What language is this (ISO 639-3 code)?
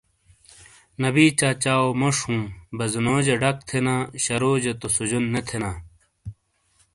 scl